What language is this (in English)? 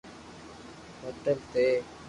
Loarki